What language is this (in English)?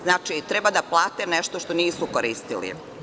Serbian